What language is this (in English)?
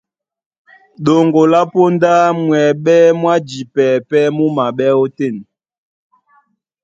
Duala